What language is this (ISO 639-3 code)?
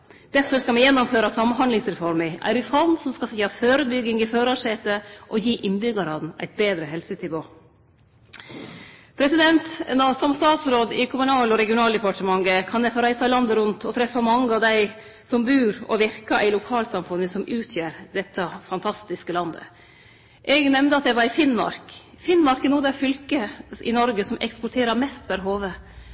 nno